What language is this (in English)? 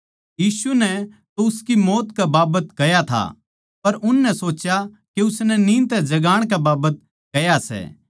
Haryanvi